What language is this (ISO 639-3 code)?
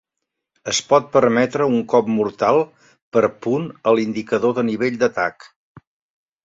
cat